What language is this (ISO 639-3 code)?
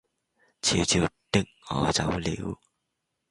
yue